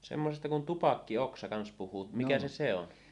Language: Finnish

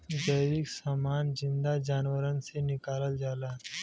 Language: Bhojpuri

